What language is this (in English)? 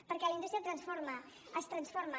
Catalan